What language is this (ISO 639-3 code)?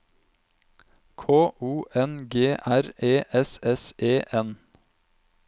nor